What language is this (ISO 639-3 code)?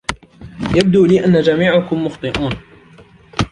ara